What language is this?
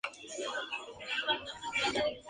Spanish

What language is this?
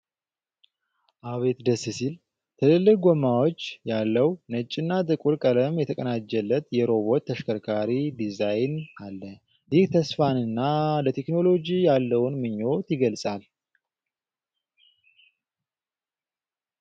Amharic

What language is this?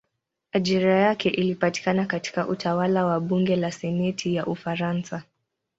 Swahili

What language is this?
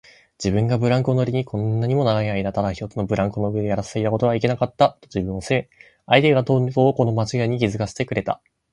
Japanese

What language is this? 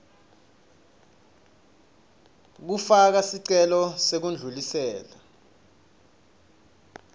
Swati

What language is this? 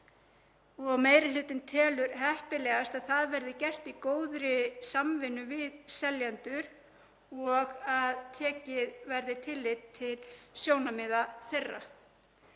Icelandic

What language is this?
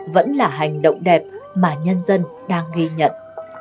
Vietnamese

